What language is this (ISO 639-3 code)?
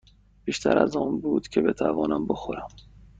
fas